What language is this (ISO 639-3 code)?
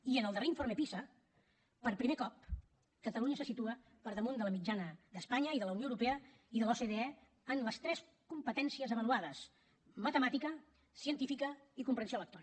cat